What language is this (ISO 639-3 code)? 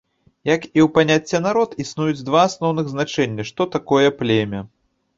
bel